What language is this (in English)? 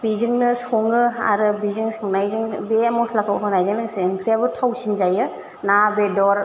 Bodo